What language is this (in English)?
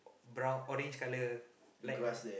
English